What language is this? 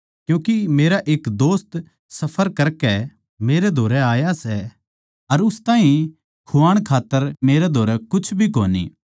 Haryanvi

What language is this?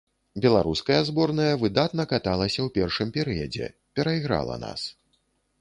Belarusian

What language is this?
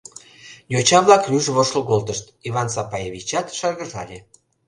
Mari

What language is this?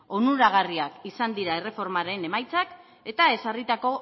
Basque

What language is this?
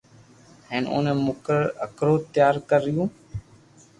Loarki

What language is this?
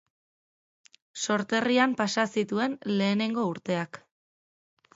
Basque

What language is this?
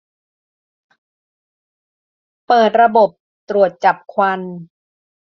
Thai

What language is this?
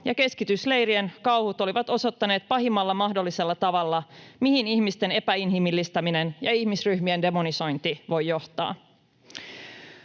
Finnish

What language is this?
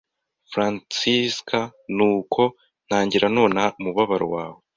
Kinyarwanda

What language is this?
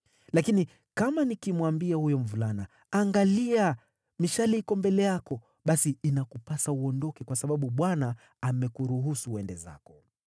Swahili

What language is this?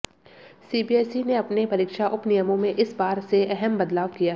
Hindi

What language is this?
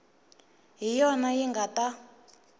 Tsonga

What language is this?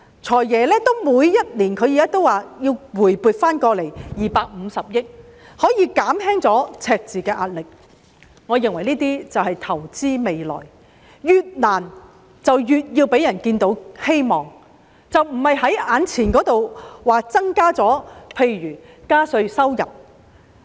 Cantonese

